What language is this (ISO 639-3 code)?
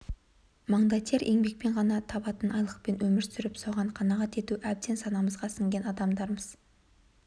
kaz